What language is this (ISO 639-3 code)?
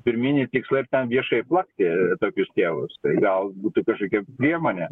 lit